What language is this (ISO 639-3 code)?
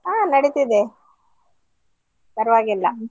kan